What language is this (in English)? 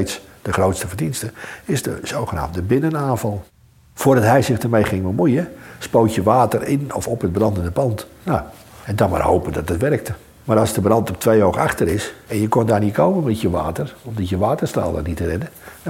Dutch